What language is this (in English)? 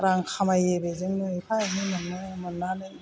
Bodo